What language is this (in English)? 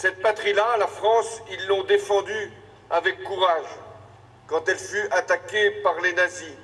French